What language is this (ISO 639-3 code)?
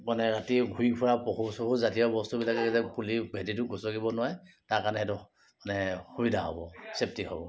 asm